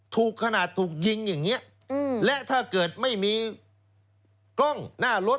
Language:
Thai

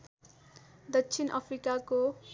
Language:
Nepali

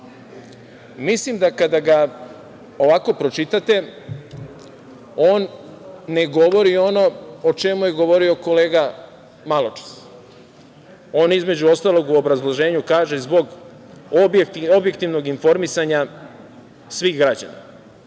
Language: Serbian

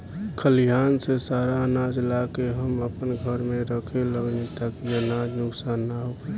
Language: Bhojpuri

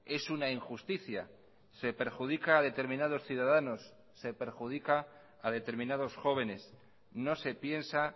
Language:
Spanish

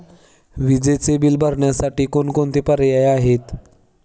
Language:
Marathi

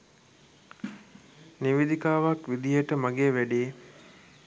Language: Sinhala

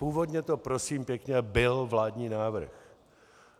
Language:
Czech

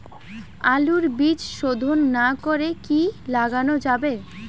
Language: Bangla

